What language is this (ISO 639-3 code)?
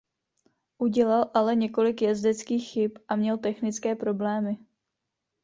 ces